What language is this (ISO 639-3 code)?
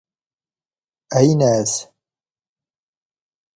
zgh